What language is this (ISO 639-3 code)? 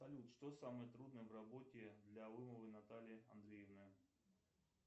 rus